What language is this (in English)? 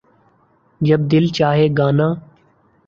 Urdu